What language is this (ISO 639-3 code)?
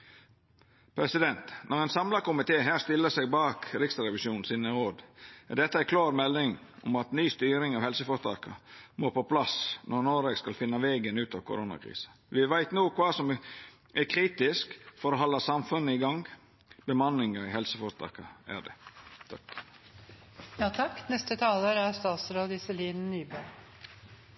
nno